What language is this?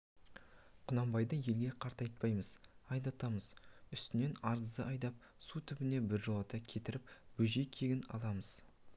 Kazakh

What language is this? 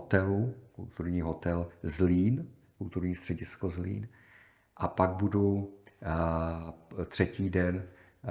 Czech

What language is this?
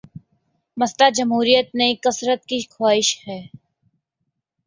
Urdu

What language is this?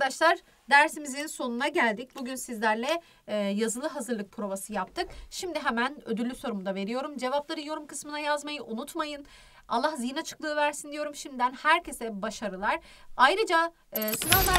Turkish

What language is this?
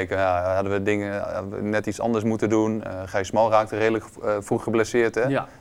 Dutch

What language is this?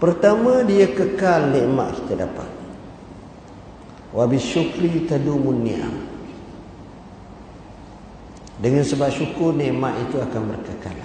Malay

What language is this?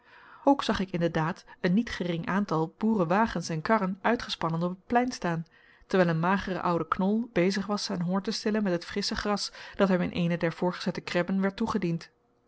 Dutch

